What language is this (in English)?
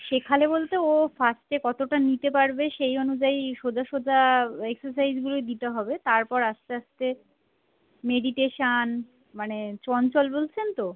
Bangla